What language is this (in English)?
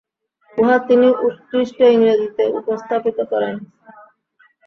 Bangla